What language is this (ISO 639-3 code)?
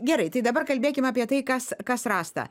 lit